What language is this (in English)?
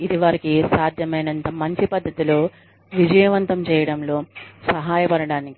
Telugu